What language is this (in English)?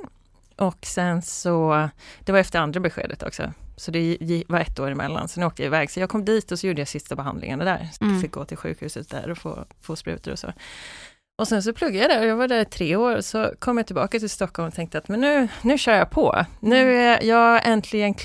Swedish